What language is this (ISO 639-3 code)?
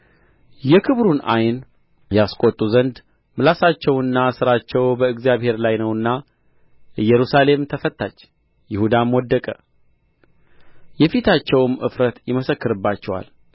amh